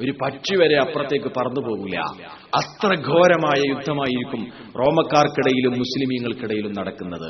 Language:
Malayalam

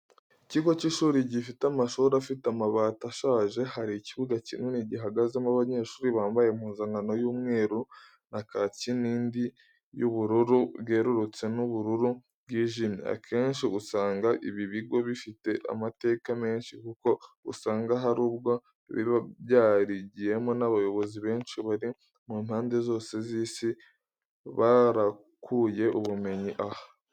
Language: Kinyarwanda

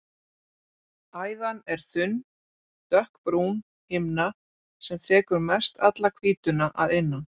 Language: Icelandic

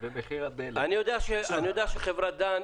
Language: Hebrew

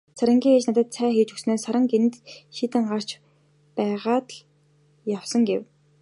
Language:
Mongolian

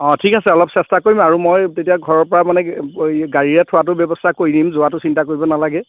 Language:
Assamese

